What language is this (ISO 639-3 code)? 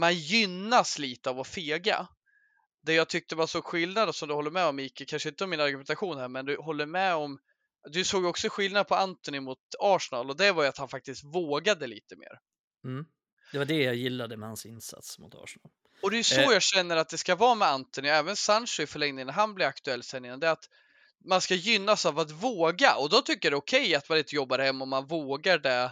swe